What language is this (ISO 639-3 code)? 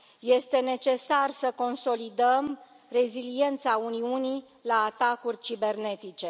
ron